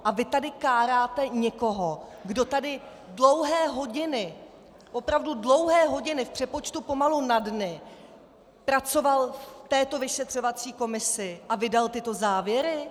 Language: Czech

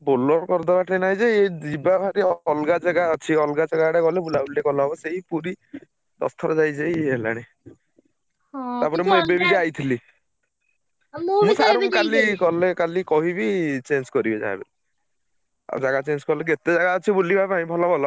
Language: Odia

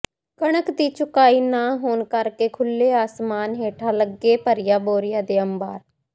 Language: Punjabi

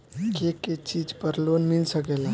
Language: Bhojpuri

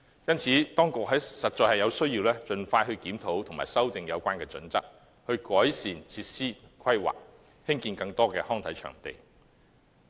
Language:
Cantonese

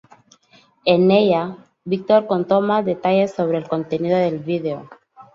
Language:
Spanish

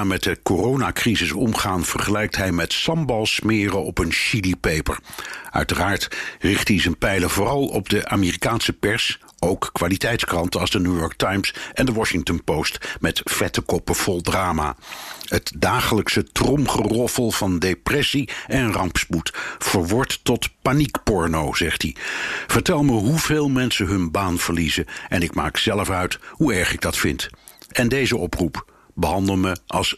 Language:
Dutch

